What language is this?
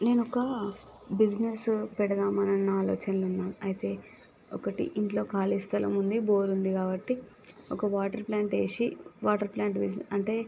Telugu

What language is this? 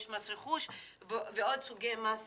Hebrew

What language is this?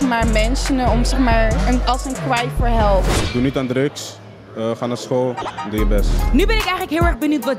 Dutch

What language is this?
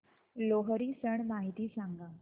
Marathi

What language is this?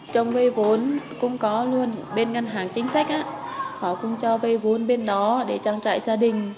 Vietnamese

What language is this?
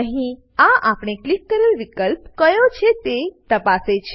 Gujarati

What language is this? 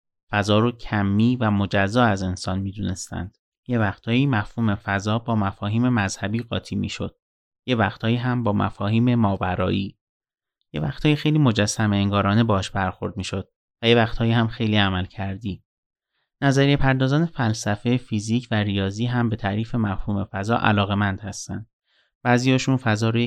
Persian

